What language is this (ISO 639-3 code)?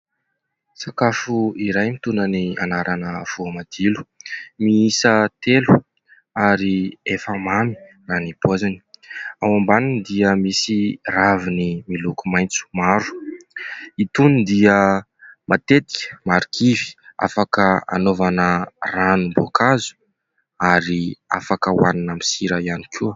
mlg